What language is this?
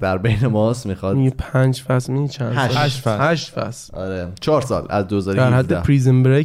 Persian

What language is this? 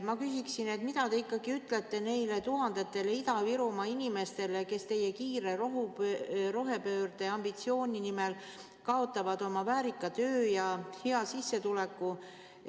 Estonian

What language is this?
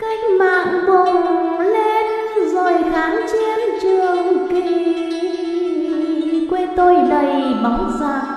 Vietnamese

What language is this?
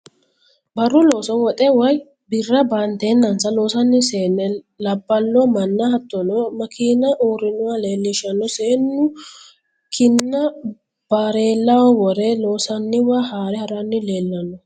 Sidamo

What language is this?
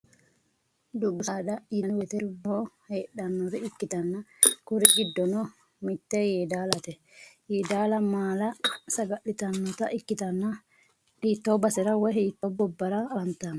Sidamo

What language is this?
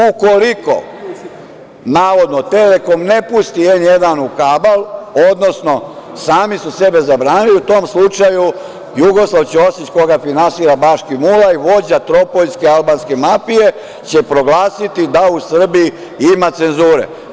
Serbian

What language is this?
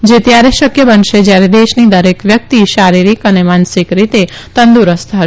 Gujarati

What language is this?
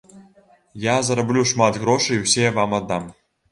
Belarusian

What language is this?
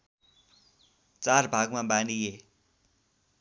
Nepali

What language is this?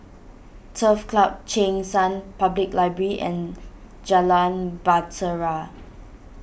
English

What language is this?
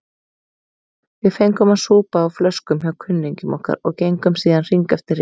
Icelandic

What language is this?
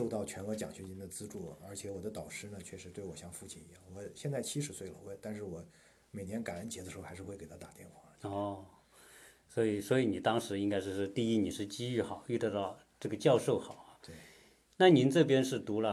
Chinese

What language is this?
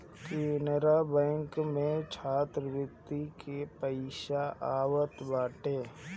Bhojpuri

